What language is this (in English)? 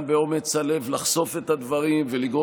Hebrew